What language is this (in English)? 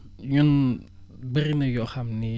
Wolof